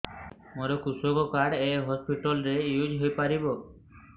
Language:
Odia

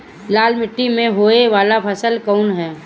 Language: Bhojpuri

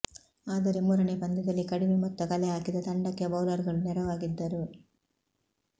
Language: Kannada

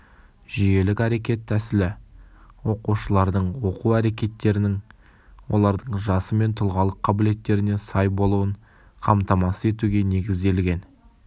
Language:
Kazakh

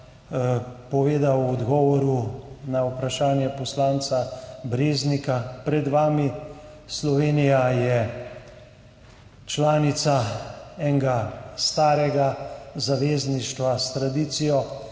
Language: Slovenian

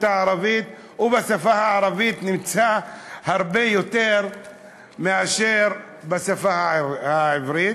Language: Hebrew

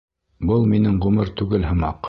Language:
Bashkir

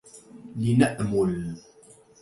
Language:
Arabic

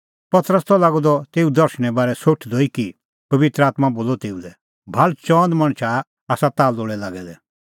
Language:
Kullu Pahari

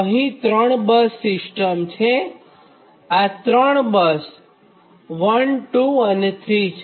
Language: Gujarati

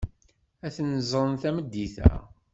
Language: Kabyle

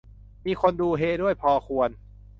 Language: Thai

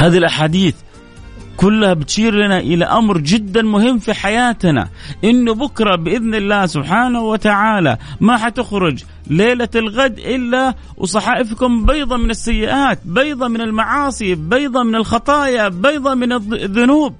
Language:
Arabic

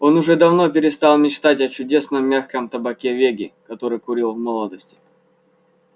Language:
Russian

